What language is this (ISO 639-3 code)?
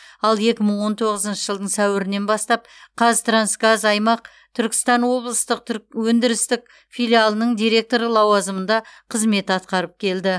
kaz